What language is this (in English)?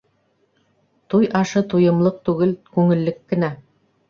Bashkir